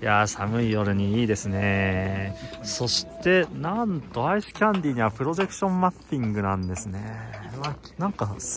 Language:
Japanese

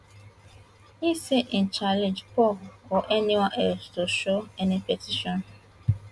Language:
Nigerian Pidgin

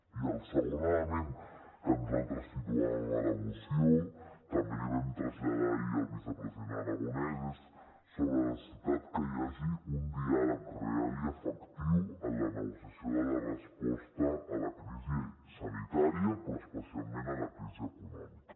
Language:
Catalan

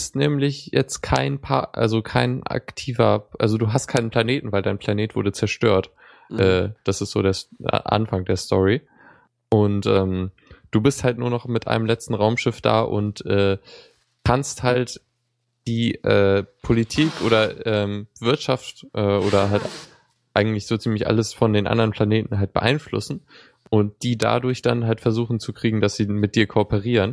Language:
German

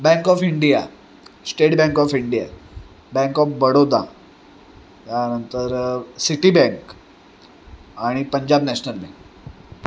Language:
Marathi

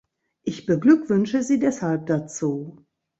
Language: German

